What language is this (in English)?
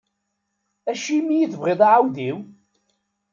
Kabyle